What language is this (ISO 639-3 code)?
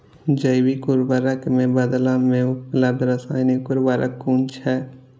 mai